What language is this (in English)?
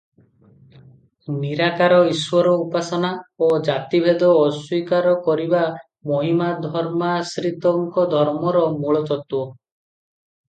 Odia